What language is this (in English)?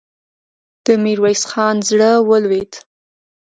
Pashto